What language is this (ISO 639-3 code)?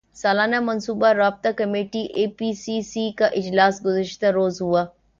urd